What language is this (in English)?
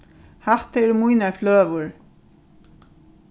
Faroese